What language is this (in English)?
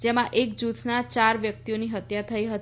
Gujarati